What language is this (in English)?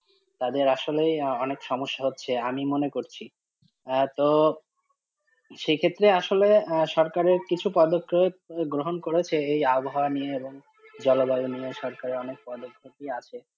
Bangla